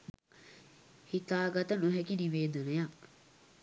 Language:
Sinhala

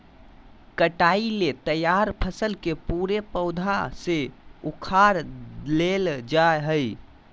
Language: Magahi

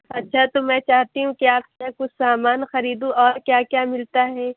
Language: Urdu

